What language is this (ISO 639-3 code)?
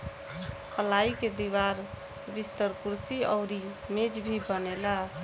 bho